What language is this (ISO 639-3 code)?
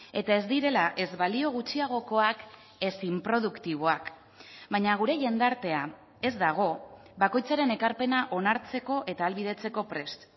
eus